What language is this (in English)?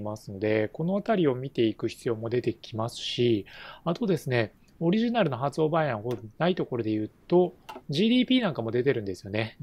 Japanese